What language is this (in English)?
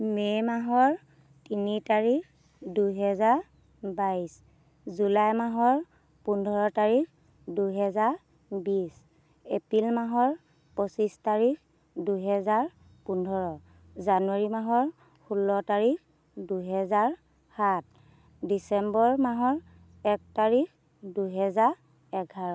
Assamese